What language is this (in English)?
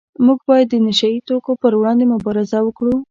Pashto